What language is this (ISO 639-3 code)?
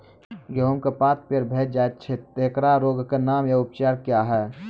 mai